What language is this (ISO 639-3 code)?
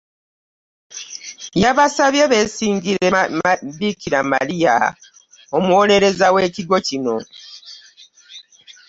lug